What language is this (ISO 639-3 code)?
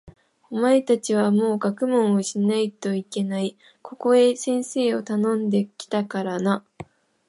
jpn